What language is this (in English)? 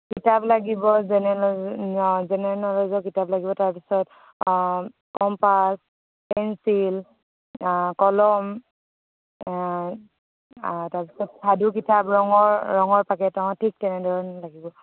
Assamese